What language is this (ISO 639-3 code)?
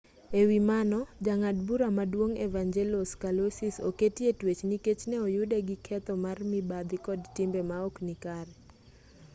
luo